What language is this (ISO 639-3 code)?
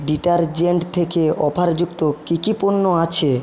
ben